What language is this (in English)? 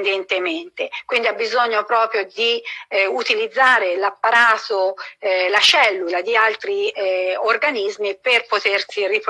Italian